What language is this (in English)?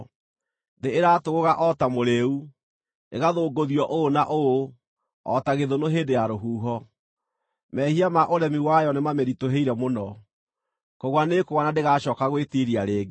Kikuyu